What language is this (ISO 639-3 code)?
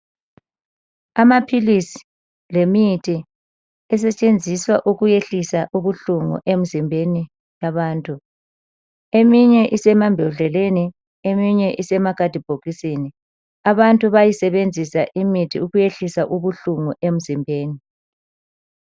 nde